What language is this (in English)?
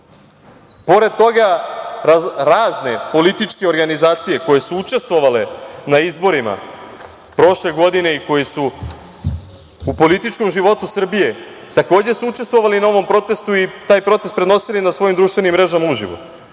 Serbian